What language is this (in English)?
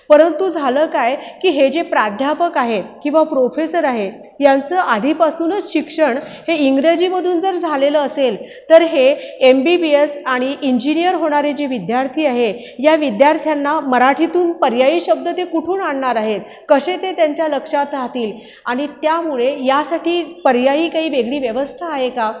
Marathi